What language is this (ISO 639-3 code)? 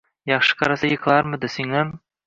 uzb